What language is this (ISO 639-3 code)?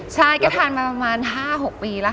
tha